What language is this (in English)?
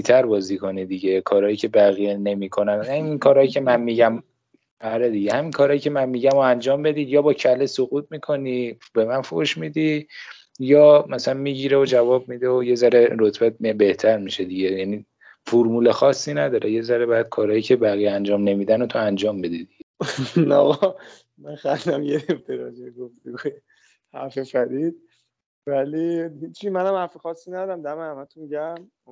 Persian